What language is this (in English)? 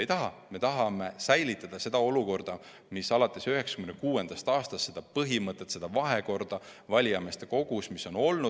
Estonian